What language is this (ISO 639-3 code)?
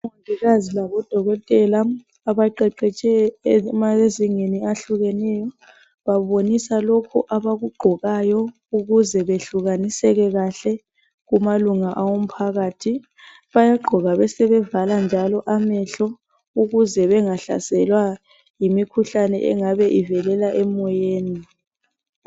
nde